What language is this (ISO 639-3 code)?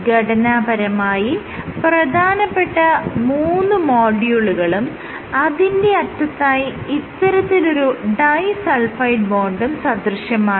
mal